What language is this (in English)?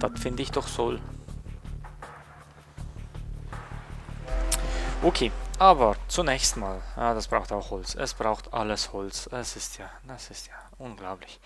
German